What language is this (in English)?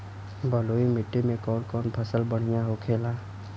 Bhojpuri